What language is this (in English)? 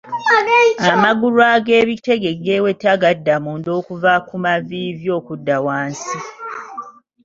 Ganda